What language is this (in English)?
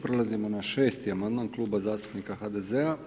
Croatian